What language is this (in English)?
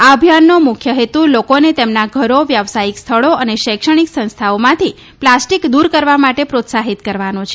Gujarati